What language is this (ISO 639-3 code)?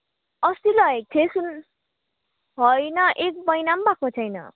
nep